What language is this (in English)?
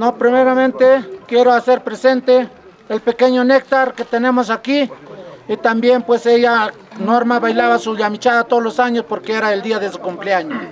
Spanish